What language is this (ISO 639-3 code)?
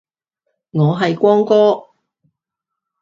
yue